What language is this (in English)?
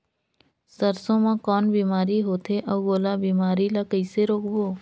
Chhattisgarhi